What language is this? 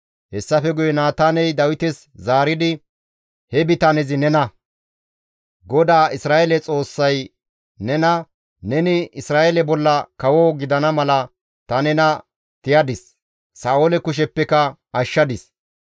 Gamo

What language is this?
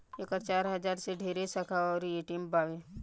Bhojpuri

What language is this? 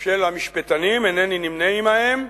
Hebrew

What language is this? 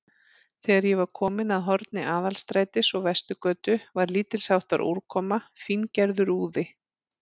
Icelandic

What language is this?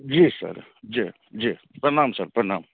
Maithili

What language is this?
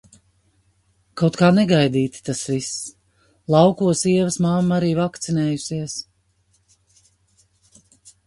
Latvian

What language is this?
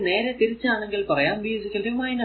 Malayalam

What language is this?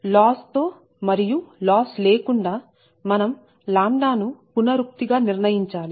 Telugu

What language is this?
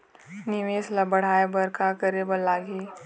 Chhattisgarhi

